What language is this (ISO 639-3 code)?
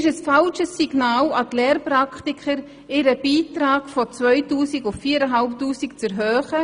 gsw